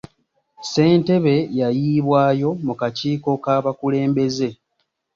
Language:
Ganda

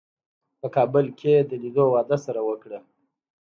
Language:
Pashto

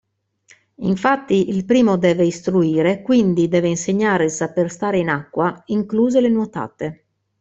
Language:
Italian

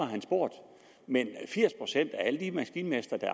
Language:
Danish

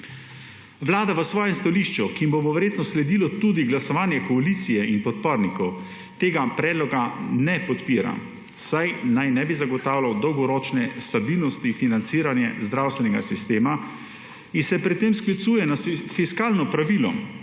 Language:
Slovenian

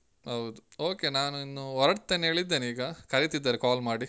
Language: Kannada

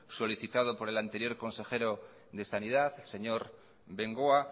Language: Spanish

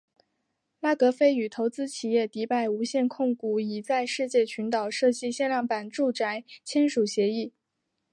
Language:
Chinese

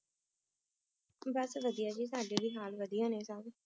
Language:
Punjabi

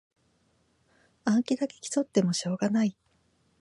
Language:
Japanese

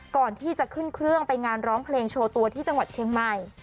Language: Thai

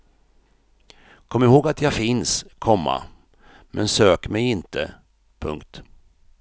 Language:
Swedish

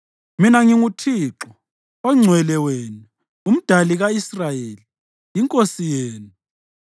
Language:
North Ndebele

